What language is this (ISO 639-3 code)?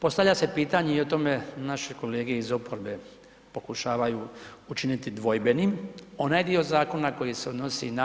hrv